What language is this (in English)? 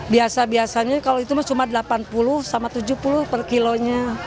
Indonesian